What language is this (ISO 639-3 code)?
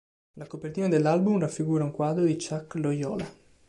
ita